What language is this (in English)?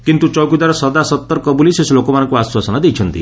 Odia